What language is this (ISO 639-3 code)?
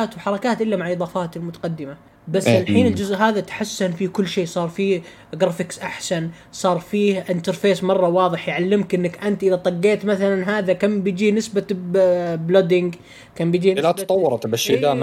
ara